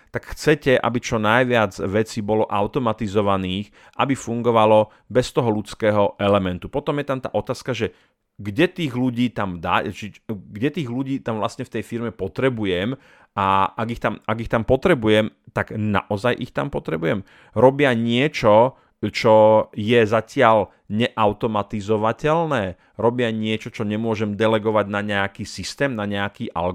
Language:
Slovak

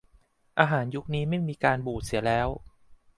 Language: Thai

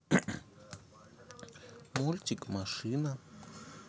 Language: Russian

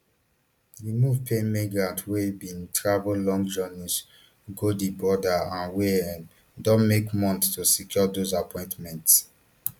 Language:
Nigerian Pidgin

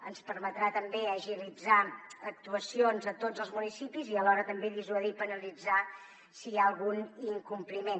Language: Catalan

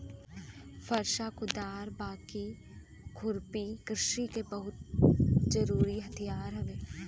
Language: Bhojpuri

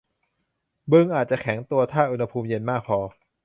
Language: Thai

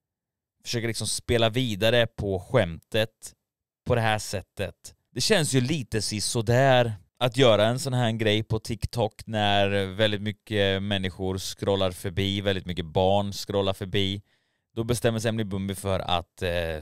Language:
Swedish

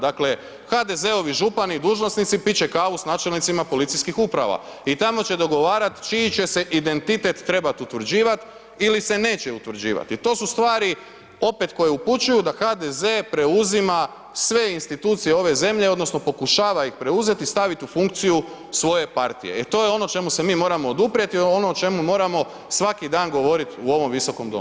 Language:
Croatian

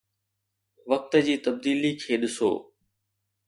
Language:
Sindhi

